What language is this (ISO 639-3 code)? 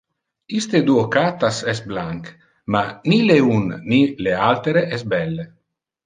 ina